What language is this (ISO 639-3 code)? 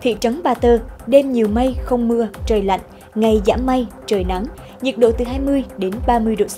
vie